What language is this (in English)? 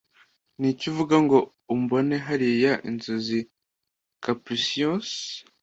Kinyarwanda